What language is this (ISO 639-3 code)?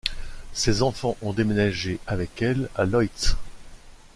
fra